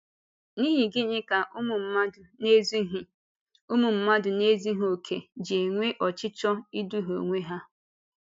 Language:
Igbo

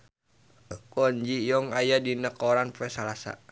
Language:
Sundanese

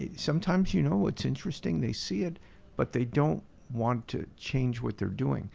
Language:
English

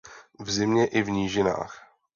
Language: Czech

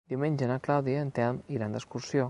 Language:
Catalan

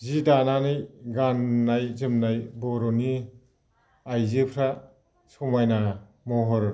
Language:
Bodo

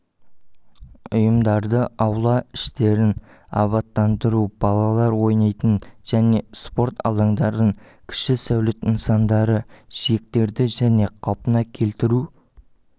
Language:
Kazakh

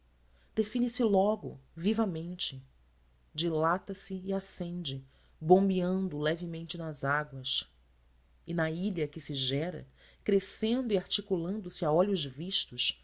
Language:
Portuguese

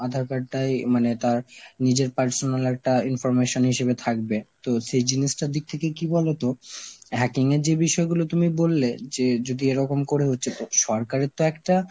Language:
Bangla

